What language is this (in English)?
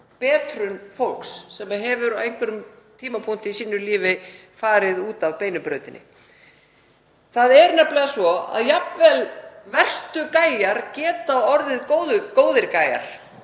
Icelandic